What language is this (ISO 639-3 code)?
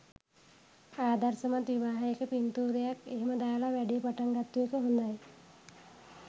sin